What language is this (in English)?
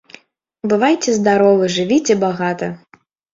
Belarusian